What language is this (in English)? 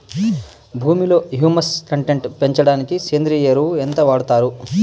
Telugu